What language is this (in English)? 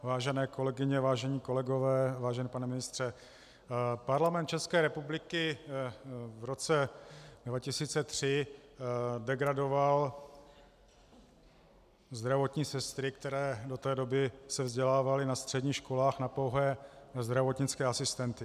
Czech